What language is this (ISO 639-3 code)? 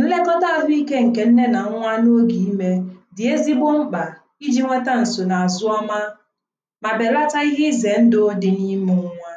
ibo